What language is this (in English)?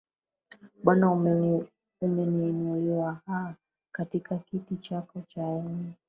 Swahili